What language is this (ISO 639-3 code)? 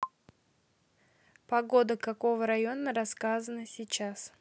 rus